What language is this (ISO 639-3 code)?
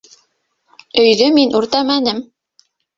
bak